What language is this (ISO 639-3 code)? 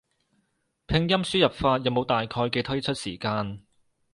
yue